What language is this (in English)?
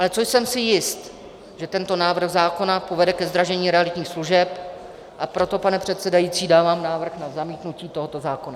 Czech